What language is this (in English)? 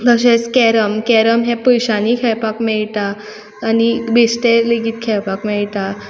Konkani